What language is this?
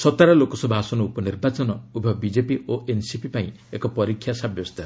Odia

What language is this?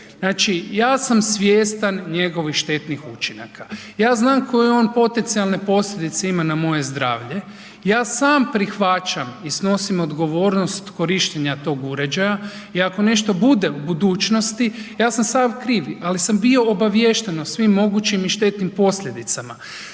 Croatian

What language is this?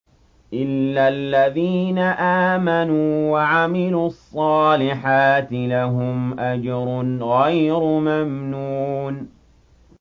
Arabic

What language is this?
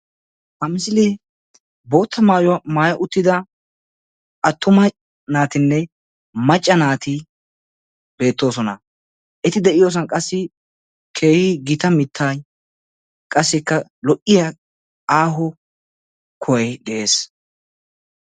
Wolaytta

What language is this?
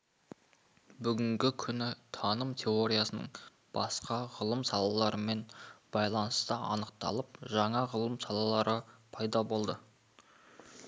Kazakh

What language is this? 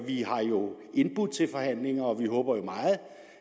Danish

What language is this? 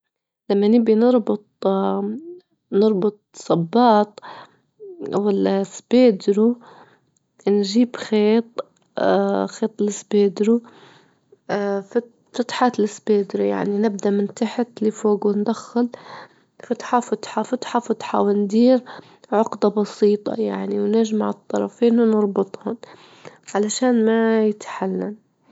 Libyan Arabic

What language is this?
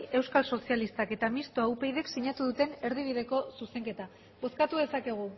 Basque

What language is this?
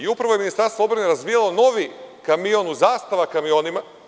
Serbian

